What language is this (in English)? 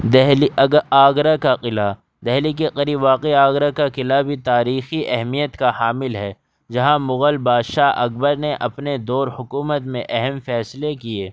Urdu